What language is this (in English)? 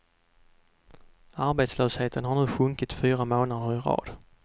Swedish